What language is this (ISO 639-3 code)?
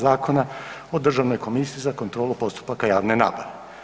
hrv